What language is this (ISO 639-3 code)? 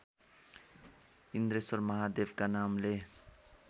nep